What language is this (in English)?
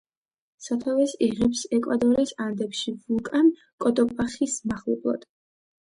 Georgian